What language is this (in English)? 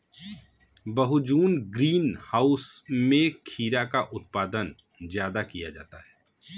Hindi